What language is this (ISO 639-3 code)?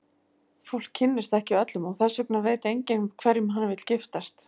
isl